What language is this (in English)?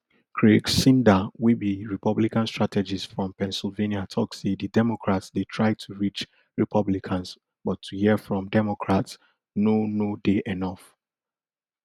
Nigerian Pidgin